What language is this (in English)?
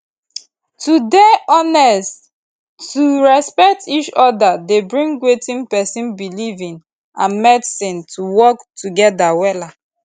Nigerian Pidgin